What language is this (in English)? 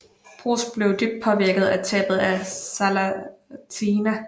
Danish